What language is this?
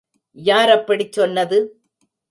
Tamil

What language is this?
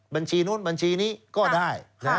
Thai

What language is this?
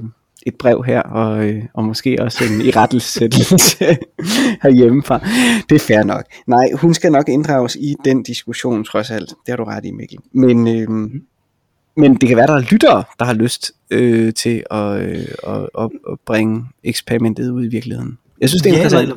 Danish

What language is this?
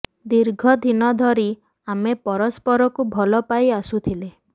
Odia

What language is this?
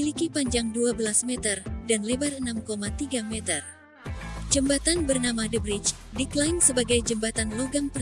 Indonesian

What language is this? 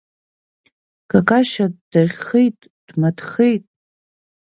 Abkhazian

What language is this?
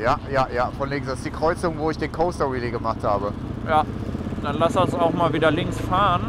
German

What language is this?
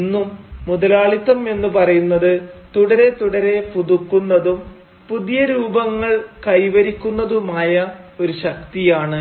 Malayalam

